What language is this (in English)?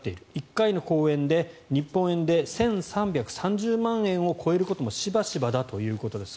Japanese